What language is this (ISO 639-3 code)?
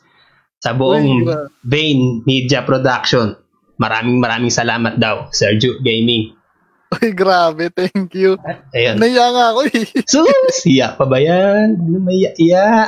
fil